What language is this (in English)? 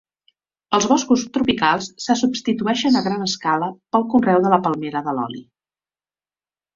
Catalan